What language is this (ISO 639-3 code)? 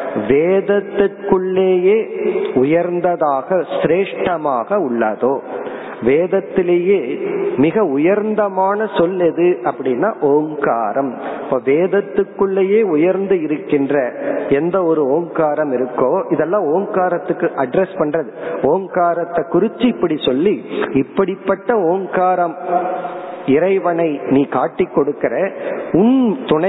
tam